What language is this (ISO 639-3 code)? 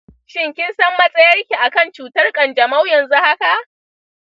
hau